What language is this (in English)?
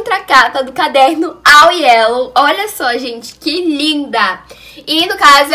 Portuguese